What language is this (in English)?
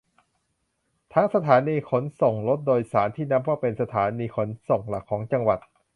Thai